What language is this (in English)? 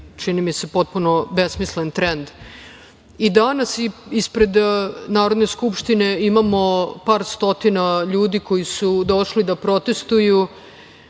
Serbian